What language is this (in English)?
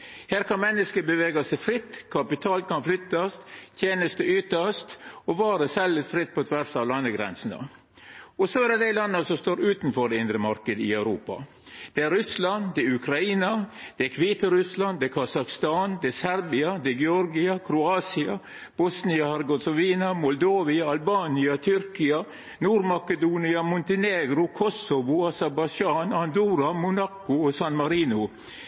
Norwegian Nynorsk